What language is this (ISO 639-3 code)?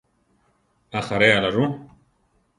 tar